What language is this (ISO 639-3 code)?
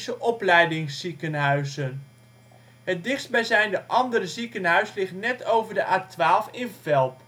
nld